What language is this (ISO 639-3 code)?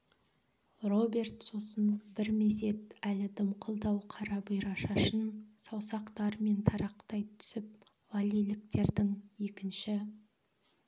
kaz